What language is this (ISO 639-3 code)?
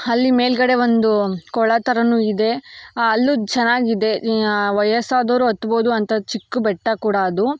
kan